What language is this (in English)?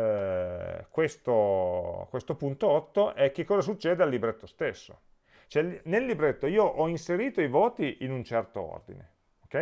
Italian